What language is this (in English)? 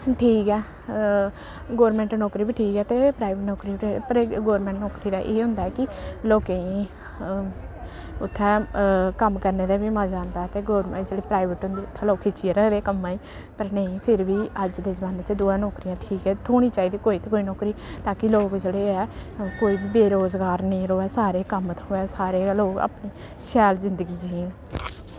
Dogri